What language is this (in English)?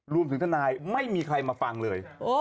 Thai